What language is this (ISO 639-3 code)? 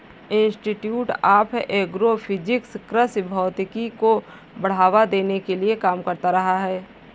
hin